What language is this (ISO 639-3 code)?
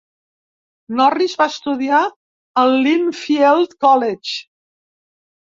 cat